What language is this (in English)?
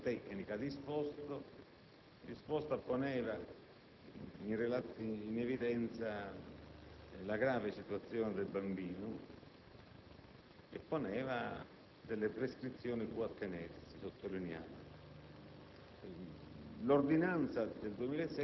Italian